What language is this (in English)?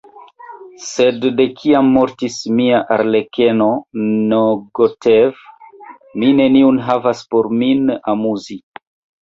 Esperanto